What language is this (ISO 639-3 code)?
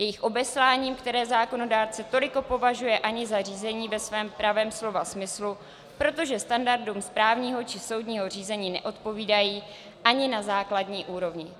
ces